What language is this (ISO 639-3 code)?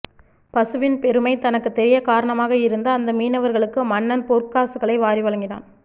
tam